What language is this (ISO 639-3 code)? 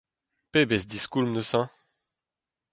bre